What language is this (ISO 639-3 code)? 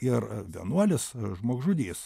lit